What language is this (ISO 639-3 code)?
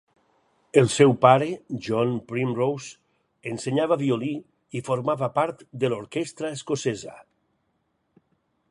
cat